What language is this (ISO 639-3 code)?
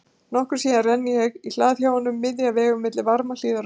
isl